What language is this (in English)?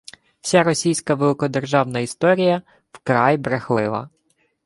Ukrainian